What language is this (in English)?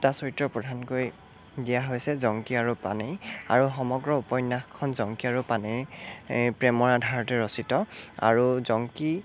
Assamese